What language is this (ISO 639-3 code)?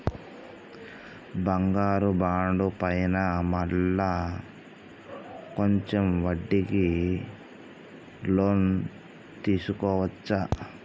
tel